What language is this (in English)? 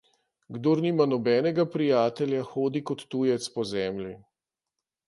Slovenian